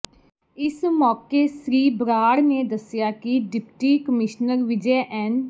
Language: Punjabi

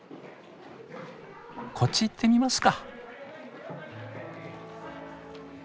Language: Japanese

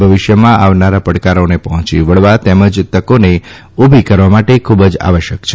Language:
Gujarati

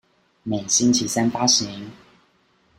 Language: Chinese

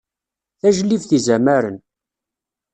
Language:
Kabyle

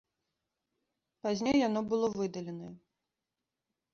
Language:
Belarusian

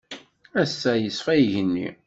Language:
Kabyle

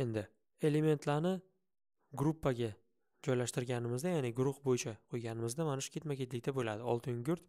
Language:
Turkish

